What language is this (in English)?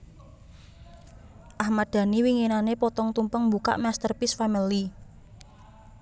Javanese